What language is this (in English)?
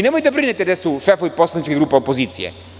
Serbian